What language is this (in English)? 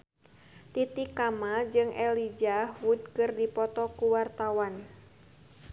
Sundanese